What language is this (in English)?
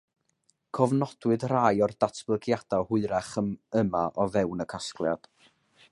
Welsh